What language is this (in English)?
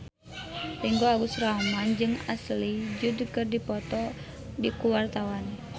Sundanese